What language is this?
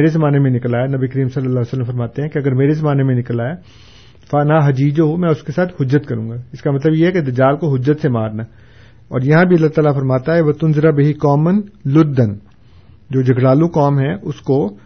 Urdu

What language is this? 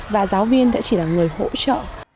Vietnamese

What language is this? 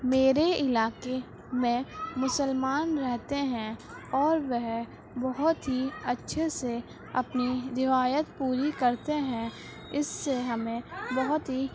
Urdu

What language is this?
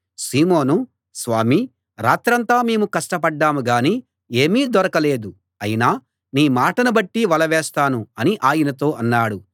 Telugu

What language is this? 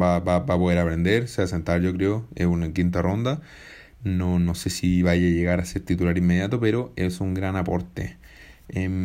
Spanish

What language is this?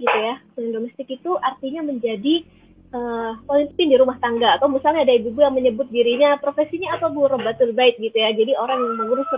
Indonesian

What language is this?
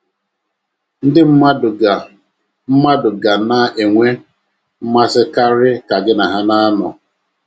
Igbo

